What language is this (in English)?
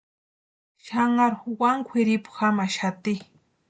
Western Highland Purepecha